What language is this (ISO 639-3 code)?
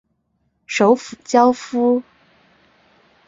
zho